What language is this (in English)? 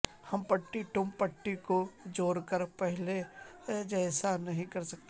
Urdu